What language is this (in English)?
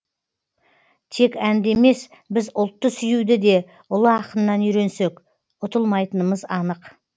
Kazakh